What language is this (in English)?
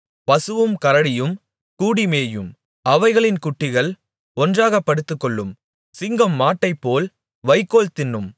Tamil